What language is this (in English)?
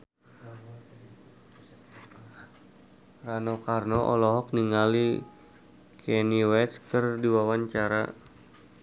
Sundanese